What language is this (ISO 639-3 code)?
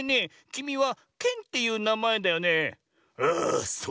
jpn